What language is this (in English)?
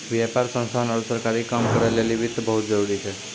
Maithili